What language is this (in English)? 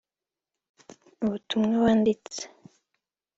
Kinyarwanda